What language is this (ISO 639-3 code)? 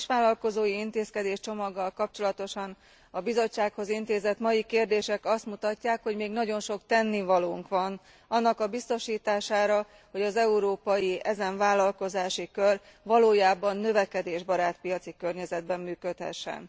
hun